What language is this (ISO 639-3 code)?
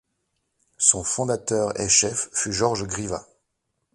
fra